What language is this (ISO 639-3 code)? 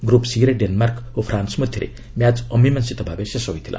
ori